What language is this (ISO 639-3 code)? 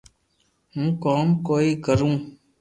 lrk